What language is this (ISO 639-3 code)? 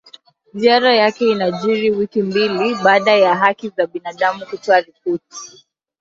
swa